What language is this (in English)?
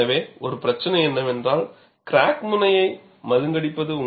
Tamil